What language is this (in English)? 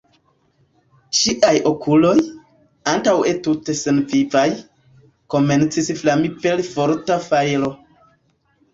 Esperanto